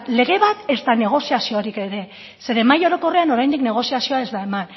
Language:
Basque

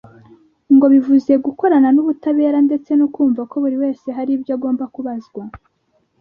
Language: Kinyarwanda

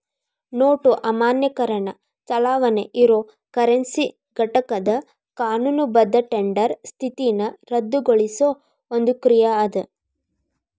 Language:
Kannada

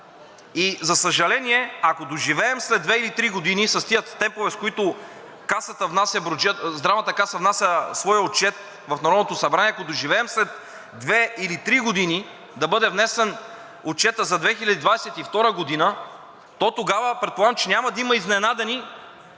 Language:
Bulgarian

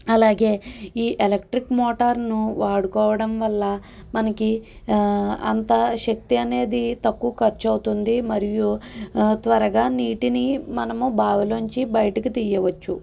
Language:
Telugu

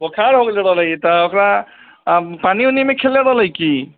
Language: Maithili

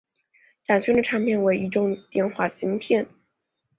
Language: Chinese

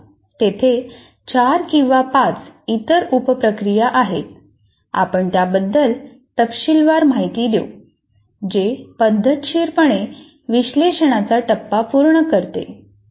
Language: Marathi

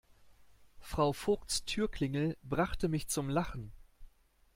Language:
German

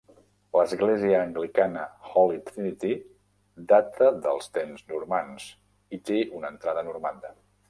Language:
Catalan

